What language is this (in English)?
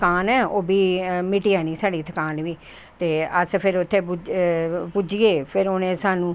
Dogri